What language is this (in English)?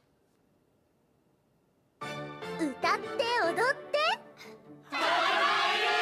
Japanese